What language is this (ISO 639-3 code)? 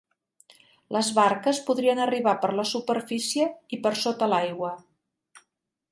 cat